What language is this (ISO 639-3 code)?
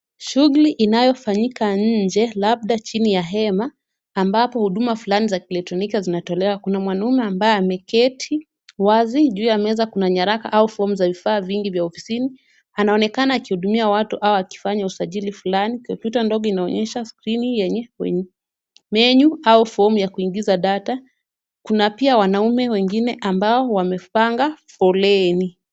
swa